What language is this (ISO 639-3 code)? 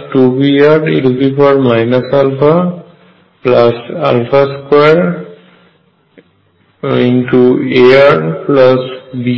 ben